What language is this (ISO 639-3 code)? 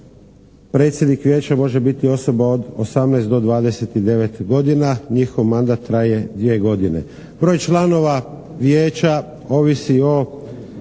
hrv